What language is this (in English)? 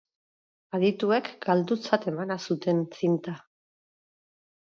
Basque